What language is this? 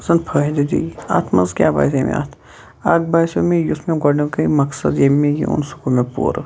Kashmiri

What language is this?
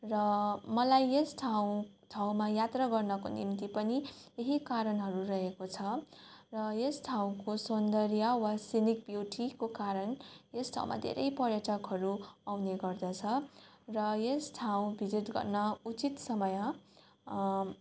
Nepali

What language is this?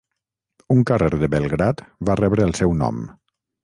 Catalan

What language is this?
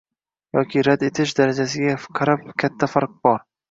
Uzbek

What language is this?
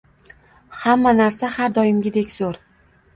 Uzbek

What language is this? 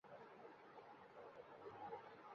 Urdu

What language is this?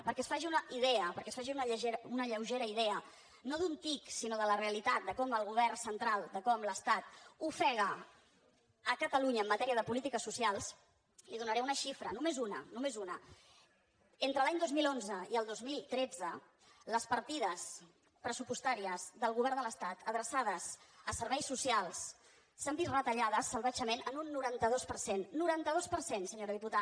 Catalan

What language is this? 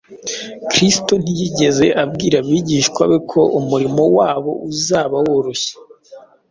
Kinyarwanda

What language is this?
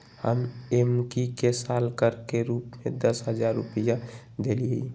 Magahi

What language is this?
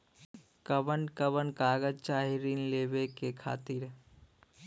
Bhojpuri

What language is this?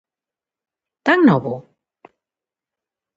Galician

